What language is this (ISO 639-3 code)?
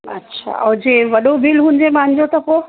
snd